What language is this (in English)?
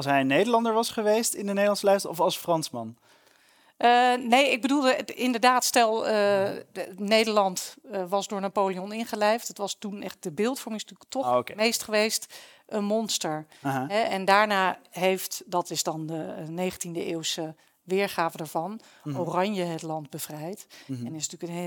Dutch